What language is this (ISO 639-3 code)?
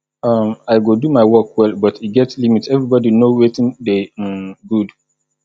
pcm